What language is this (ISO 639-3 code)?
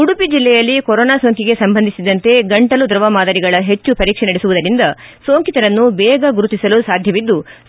kan